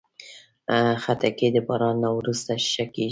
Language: Pashto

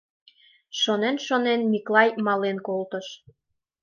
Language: Mari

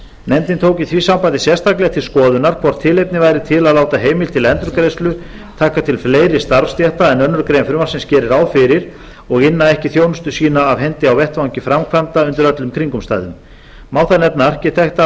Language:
Icelandic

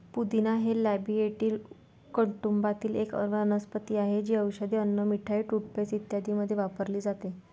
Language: Marathi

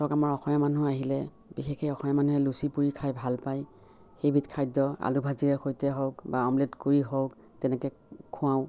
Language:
Assamese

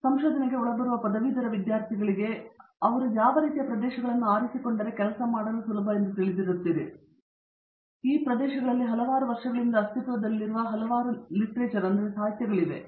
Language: Kannada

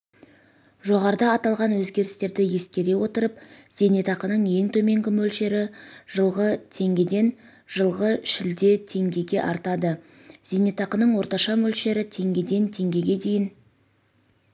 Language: Kazakh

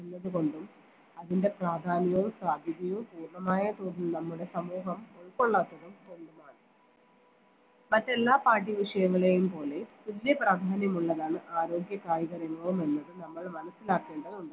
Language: Malayalam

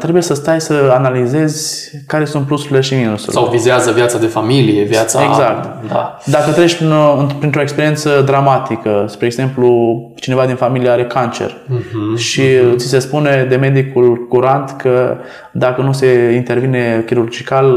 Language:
Romanian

